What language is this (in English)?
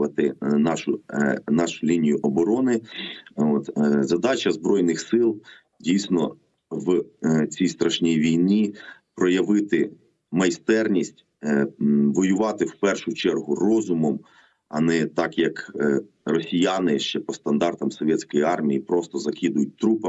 Ukrainian